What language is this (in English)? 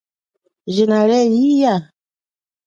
Chokwe